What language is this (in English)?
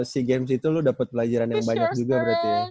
Indonesian